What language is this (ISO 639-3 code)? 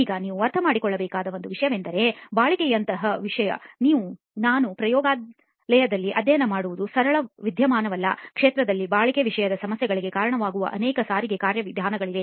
kan